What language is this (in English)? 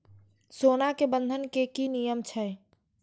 Maithili